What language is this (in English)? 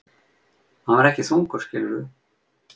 Icelandic